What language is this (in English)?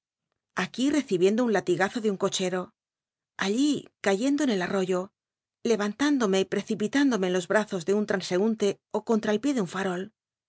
Spanish